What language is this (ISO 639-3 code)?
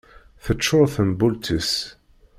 kab